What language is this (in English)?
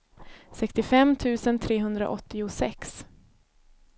Swedish